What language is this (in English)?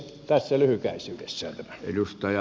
Finnish